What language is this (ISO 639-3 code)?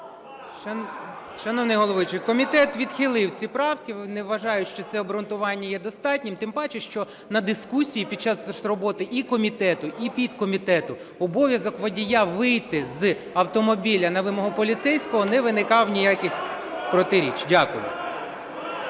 ukr